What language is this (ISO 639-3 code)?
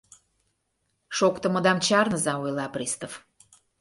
chm